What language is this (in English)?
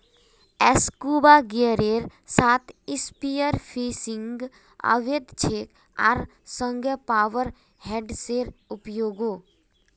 Magahi